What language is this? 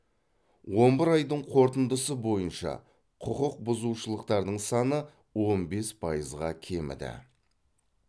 Kazakh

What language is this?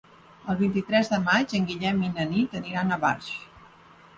Catalan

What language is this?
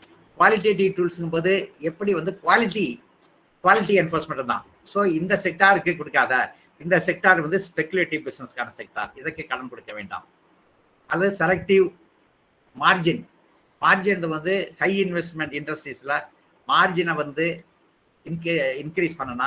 Tamil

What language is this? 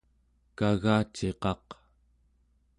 Central Yupik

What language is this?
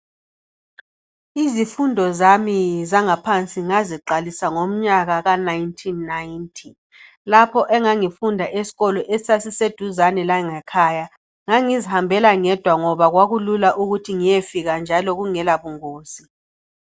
North Ndebele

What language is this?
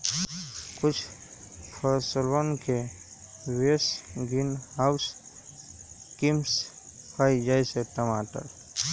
Magahi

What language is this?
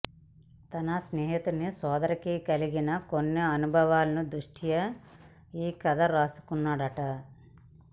Telugu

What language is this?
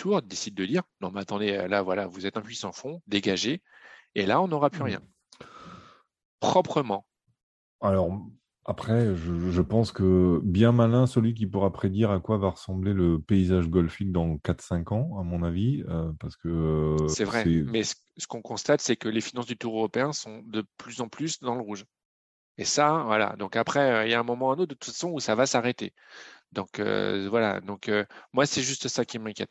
French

